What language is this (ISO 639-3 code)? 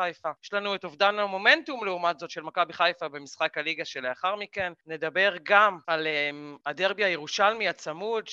heb